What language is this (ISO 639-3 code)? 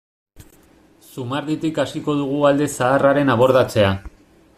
eus